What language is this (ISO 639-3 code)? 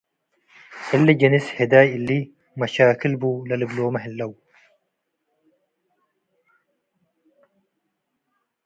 tig